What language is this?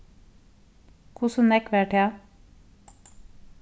Faroese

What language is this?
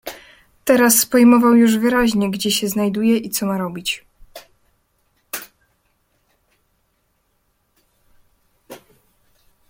Polish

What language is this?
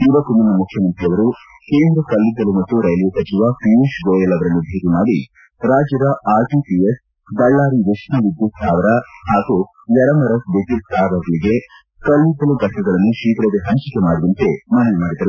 Kannada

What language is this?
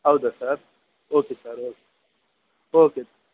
Kannada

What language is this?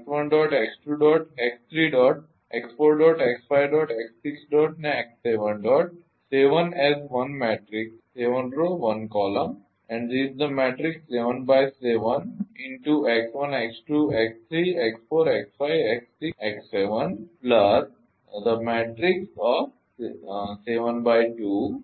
Gujarati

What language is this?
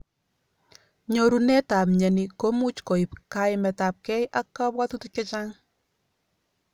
Kalenjin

